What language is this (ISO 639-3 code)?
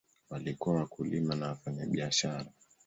swa